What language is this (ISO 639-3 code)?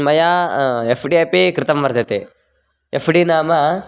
san